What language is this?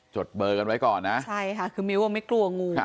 Thai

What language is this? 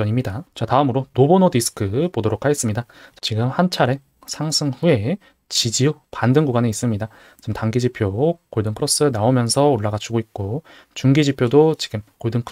Korean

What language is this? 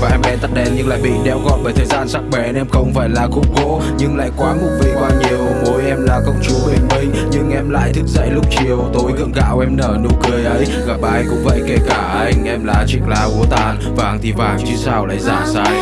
Vietnamese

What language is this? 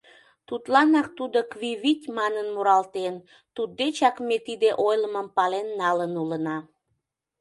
Mari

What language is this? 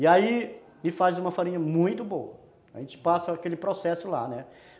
Portuguese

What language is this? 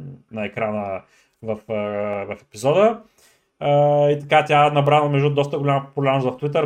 Bulgarian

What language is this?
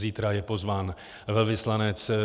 Czech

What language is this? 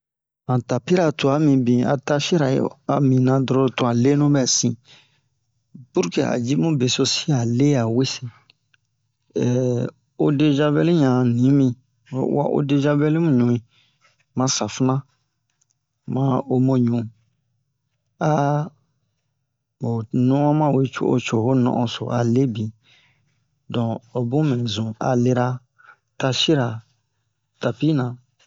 Bomu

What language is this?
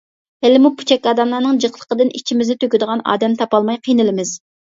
Uyghur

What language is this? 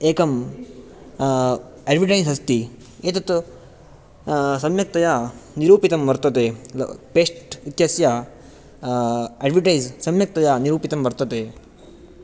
Sanskrit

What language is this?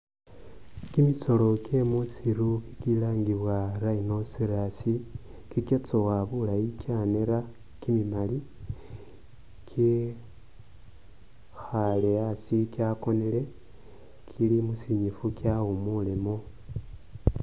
Masaaba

